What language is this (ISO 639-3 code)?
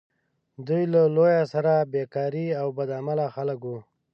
pus